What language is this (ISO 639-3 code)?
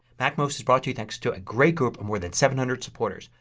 eng